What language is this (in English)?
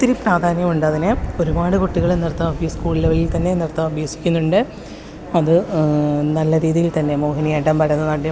Malayalam